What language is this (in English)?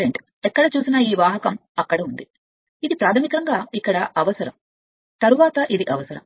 Telugu